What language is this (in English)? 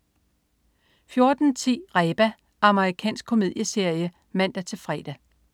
Danish